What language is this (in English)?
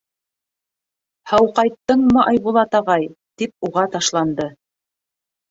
Bashkir